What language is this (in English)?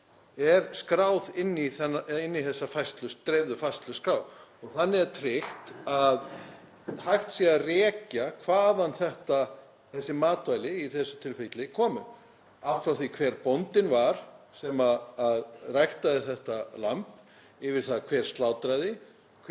Icelandic